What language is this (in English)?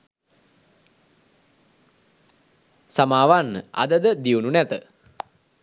Sinhala